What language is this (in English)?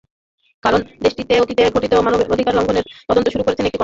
Bangla